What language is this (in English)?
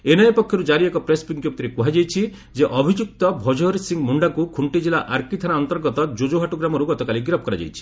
Odia